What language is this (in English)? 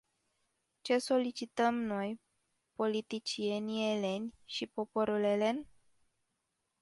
Romanian